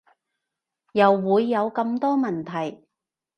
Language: Cantonese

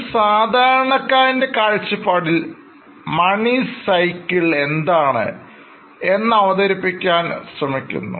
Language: Malayalam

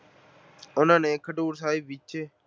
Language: Punjabi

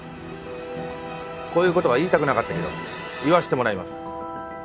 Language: Japanese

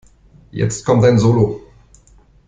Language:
German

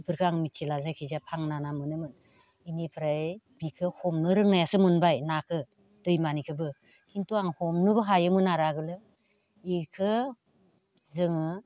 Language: Bodo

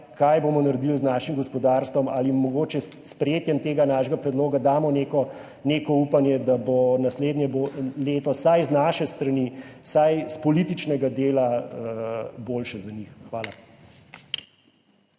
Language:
Slovenian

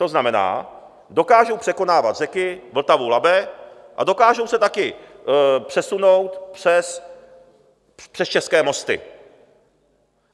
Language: Czech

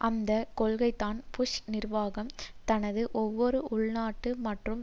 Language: Tamil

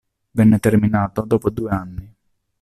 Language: Italian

